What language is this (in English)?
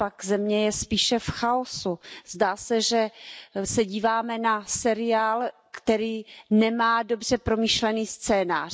Czech